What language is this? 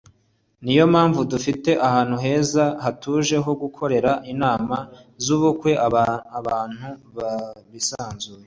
Kinyarwanda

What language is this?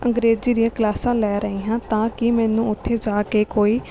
Punjabi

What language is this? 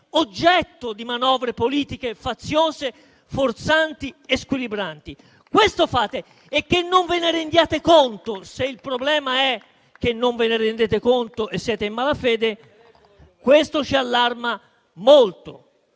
Italian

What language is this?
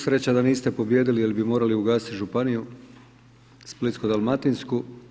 Croatian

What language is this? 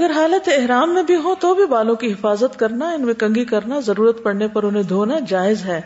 Urdu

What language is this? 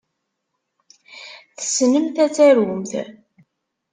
Kabyle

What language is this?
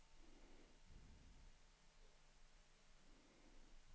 Swedish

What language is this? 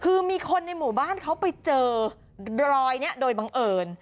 Thai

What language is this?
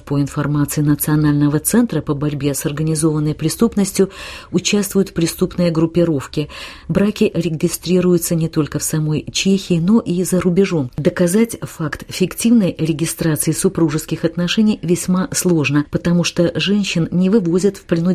Russian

